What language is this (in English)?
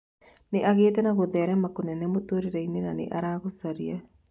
Kikuyu